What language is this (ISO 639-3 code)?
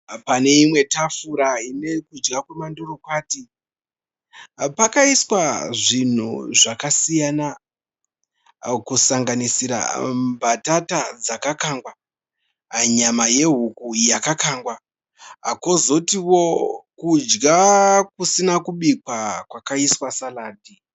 sna